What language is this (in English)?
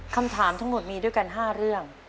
Thai